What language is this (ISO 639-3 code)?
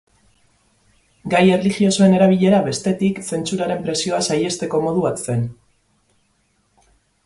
eus